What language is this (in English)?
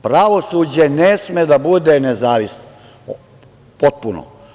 Serbian